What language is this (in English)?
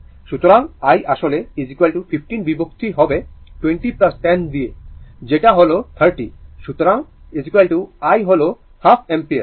Bangla